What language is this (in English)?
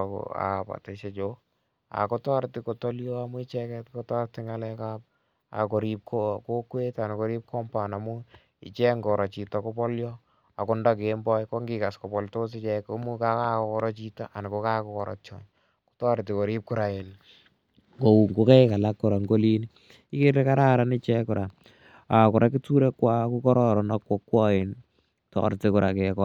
Kalenjin